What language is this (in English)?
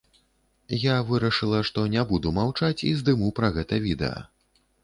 Belarusian